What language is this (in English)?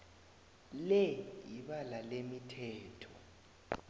South Ndebele